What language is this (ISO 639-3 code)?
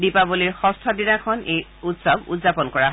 asm